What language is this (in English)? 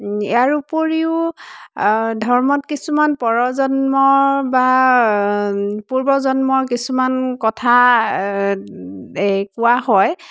Assamese